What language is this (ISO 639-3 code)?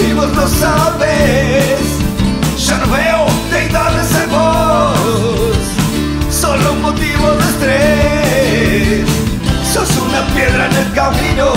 ita